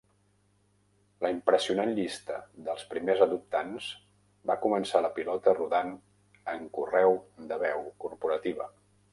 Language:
Catalan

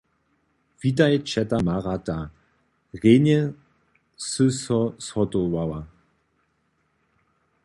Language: Upper Sorbian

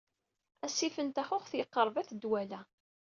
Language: Kabyle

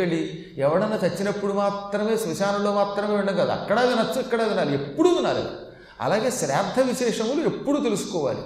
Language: Telugu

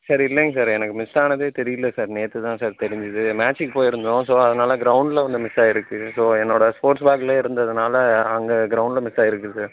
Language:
Tamil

